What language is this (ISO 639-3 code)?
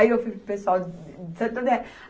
por